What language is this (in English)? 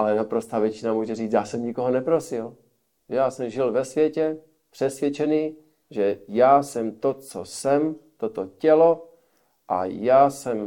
Czech